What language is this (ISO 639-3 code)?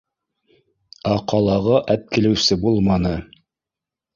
bak